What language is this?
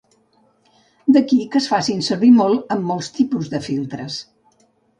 Catalan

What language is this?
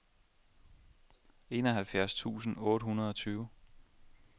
Danish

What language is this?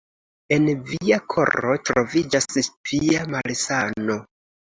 Esperanto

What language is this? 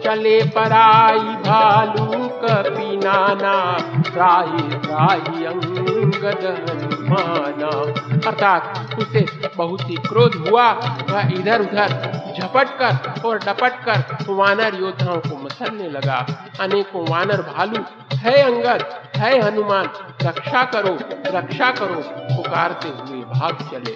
Hindi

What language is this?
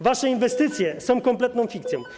Polish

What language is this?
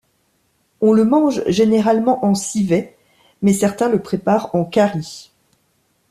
French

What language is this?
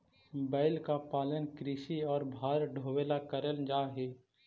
Magahi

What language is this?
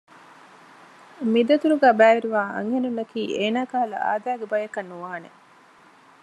Divehi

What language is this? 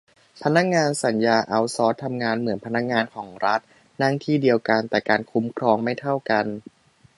Thai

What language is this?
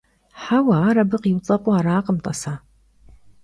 Kabardian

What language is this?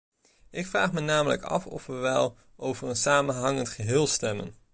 Dutch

